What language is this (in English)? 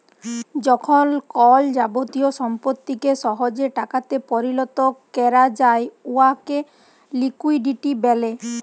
Bangla